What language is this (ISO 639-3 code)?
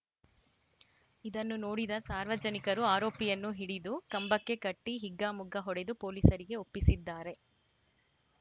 kan